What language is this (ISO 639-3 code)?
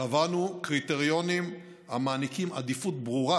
heb